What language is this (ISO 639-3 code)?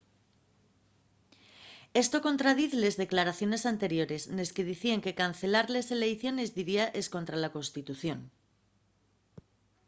ast